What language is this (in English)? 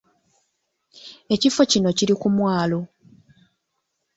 Ganda